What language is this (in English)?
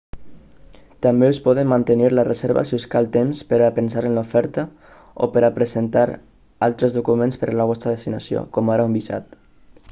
Catalan